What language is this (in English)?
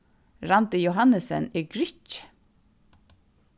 Faroese